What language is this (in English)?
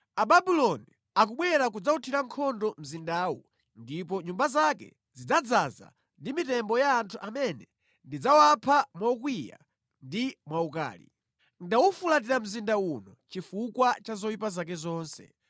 Nyanja